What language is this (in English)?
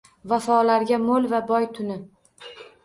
Uzbek